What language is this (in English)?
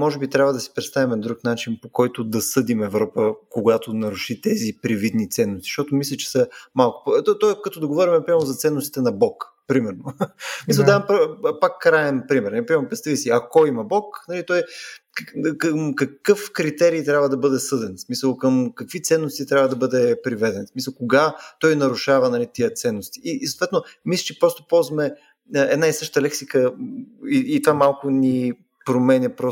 Bulgarian